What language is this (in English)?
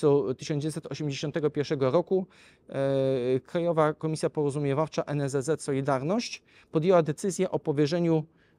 Polish